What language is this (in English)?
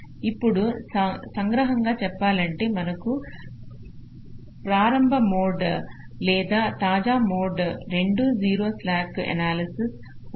Telugu